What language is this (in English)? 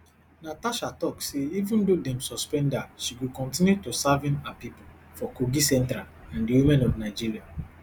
Nigerian Pidgin